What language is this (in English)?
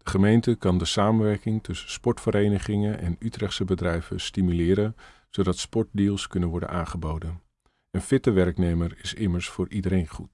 Dutch